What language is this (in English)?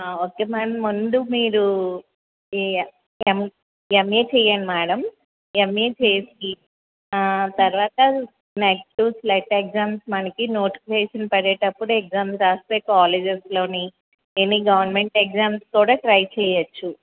Telugu